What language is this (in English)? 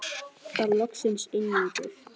Icelandic